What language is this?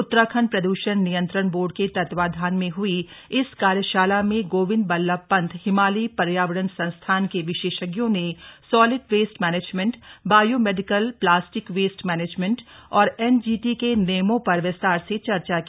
Hindi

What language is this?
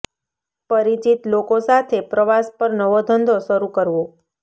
Gujarati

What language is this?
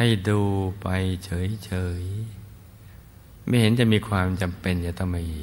Thai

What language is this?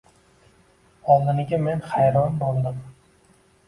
Uzbek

